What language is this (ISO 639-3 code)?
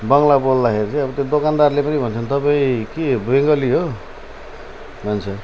nep